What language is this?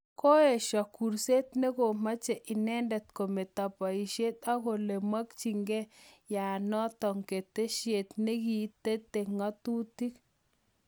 Kalenjin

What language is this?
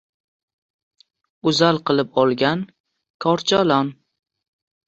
Uzbek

